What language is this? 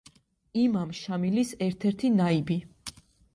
Georgian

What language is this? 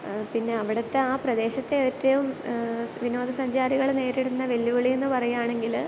Malayalam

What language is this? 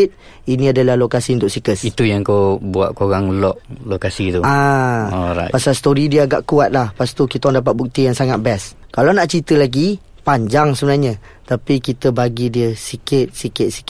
Malay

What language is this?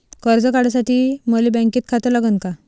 Marathi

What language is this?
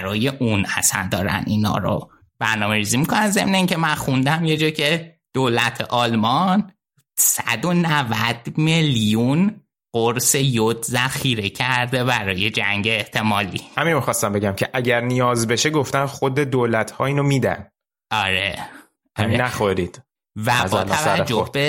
Persian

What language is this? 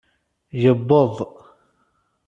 Kabyle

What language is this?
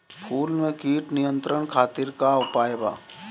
Bhojpuri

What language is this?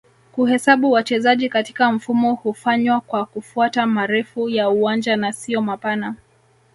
Swahili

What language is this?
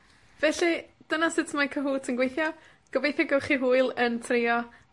Welsh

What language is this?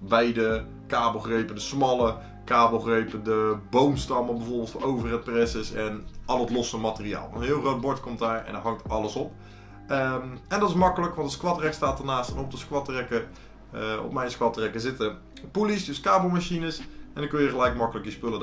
Dutch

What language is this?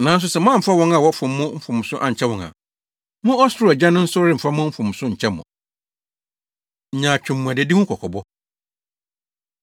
Akan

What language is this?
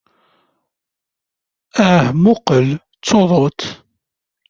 Kabyle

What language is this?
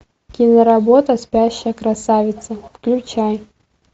Russian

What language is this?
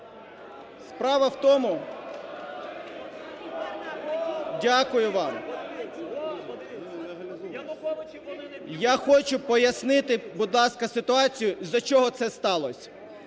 Ukrainian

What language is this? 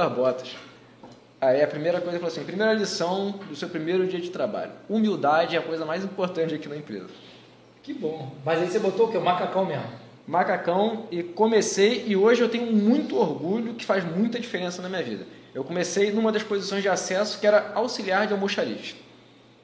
Portuguese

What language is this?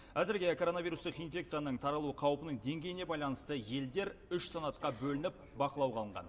Kazakh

